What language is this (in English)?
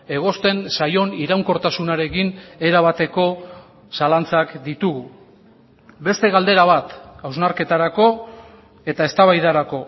Basque